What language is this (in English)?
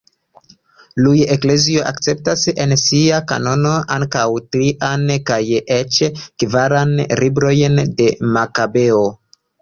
Esperanto